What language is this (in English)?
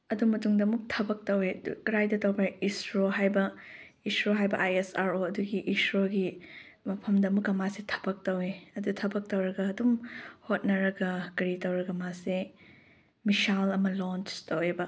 Manipuri